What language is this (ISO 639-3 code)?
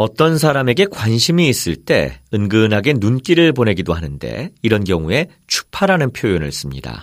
kor